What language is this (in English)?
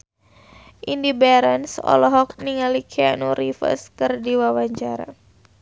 Sundanese